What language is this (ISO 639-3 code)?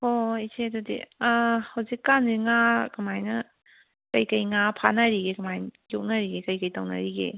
mni